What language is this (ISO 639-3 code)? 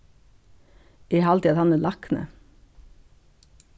fao